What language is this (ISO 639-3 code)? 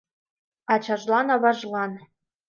chm